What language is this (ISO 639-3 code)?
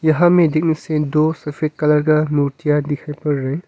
hin